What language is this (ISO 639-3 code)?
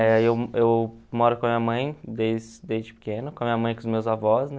por